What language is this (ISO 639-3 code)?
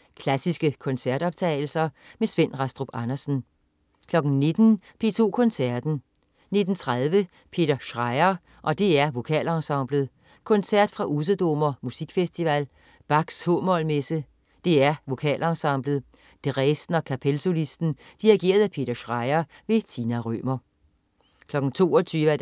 dan